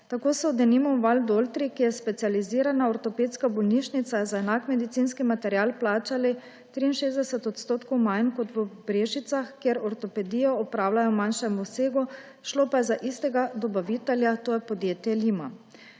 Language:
Slovenian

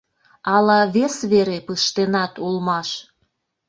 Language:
Mari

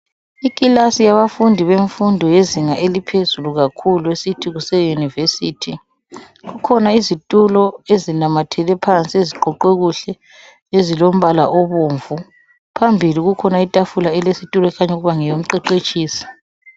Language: North Ndebele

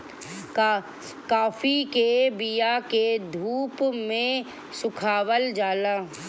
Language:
Bhojpuri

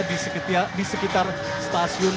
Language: Indonesian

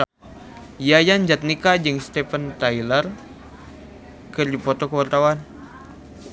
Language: Sundanese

